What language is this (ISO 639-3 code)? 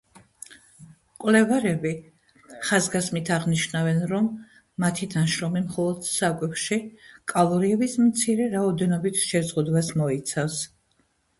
kat